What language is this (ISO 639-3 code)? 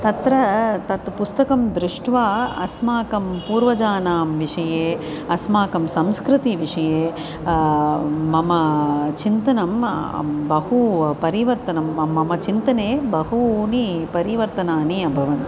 san